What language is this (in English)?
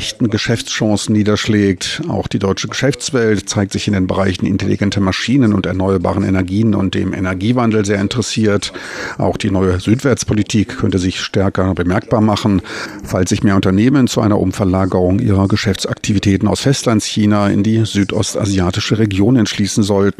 German